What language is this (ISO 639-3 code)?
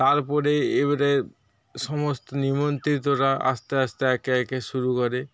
ben